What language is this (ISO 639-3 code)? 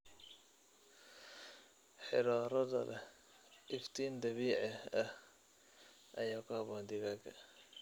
som